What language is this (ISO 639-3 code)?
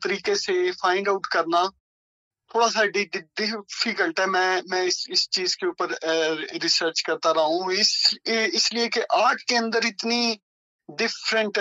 urd